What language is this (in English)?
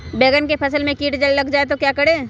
Magahi